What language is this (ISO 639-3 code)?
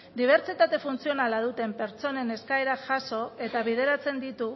eus